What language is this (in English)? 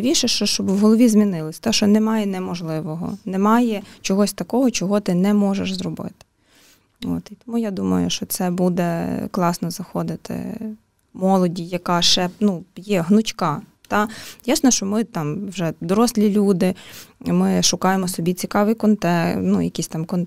Ukrainian